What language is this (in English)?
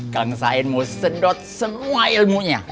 Indonesian